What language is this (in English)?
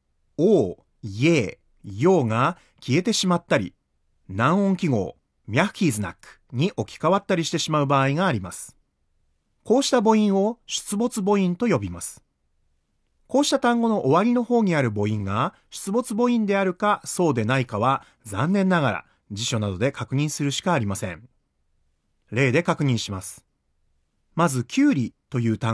Japanese